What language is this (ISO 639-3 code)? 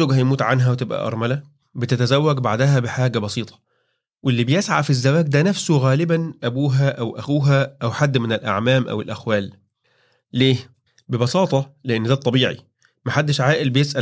ara